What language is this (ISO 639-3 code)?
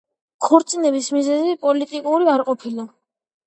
kat